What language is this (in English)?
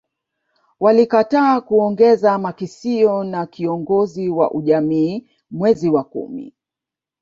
Swahili